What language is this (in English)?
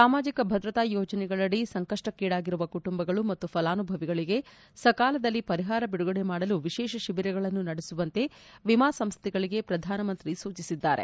Kannada